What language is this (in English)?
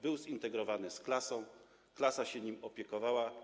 Polish